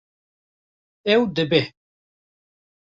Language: Kurdish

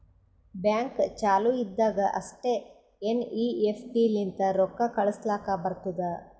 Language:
Kannada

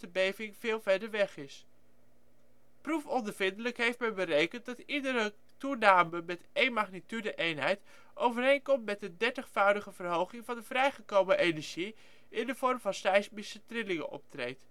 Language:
Dutch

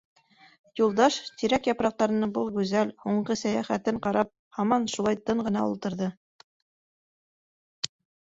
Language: Bashkir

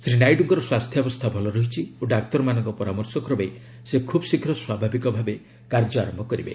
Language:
Odia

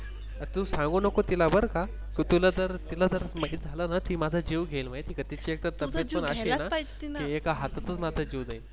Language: Marathi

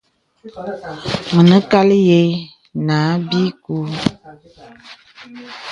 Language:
Bebele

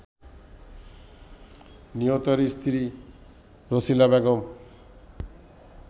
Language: Bangla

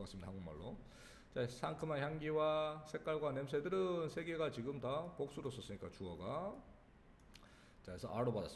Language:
Korean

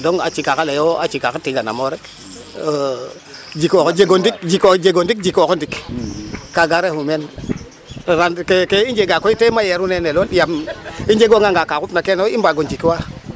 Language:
Serer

